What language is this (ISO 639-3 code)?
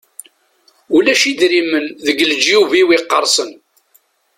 kab